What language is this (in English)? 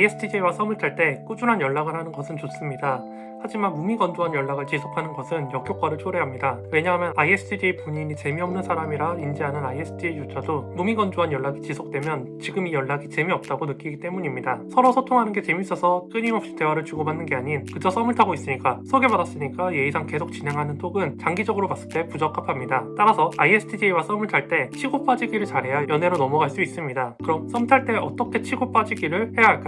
Korean